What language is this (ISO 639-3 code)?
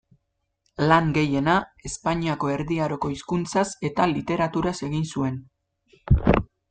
eus